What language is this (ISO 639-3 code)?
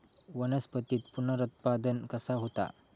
mar